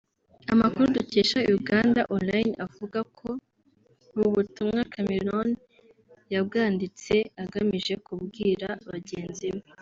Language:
Kinyarwanda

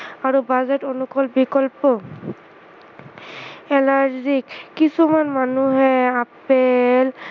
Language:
Assamese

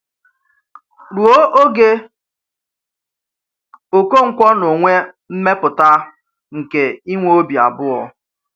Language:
Igbo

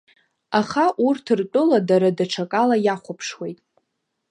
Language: Abkhazian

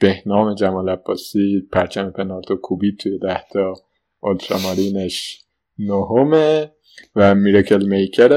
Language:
Persian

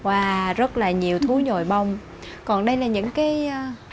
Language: Vietnamese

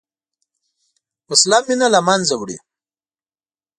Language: Pashto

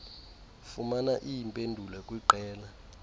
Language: Xhosa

